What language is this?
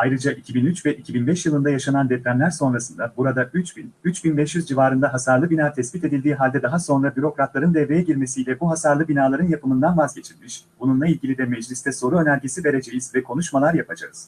Turkish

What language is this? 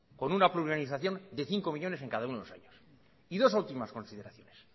Spanish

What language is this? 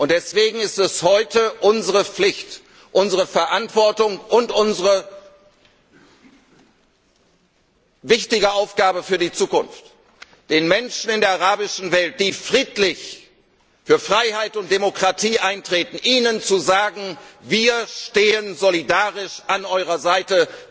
German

